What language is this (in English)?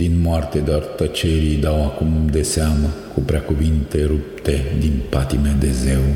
Romanian